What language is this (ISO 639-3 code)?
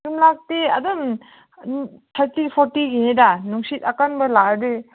mni